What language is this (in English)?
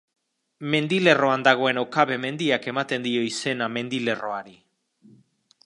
Basque